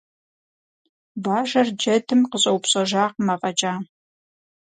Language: Kabardian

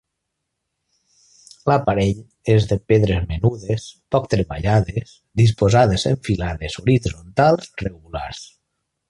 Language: Catalan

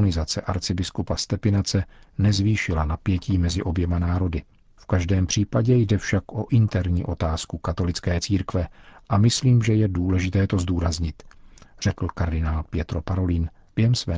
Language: Czech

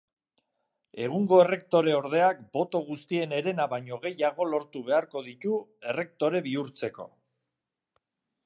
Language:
Basque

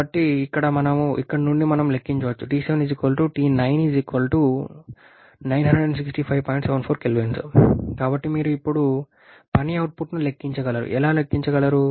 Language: Telugu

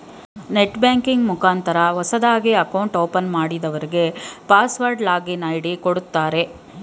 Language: Kannada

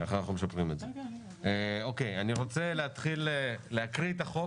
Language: Hebrew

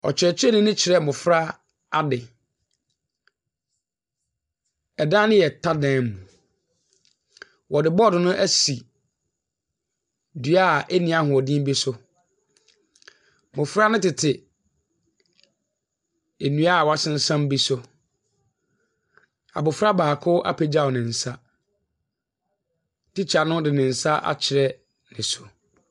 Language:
Akan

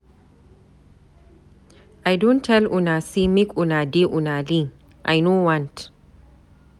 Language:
Nigerian Pidgin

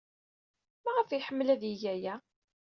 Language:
Kabyle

